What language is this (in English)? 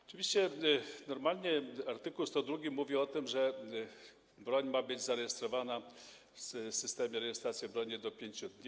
Polish